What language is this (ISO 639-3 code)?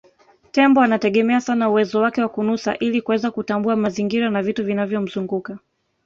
swa